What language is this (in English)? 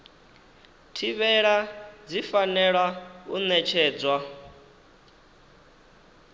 Venda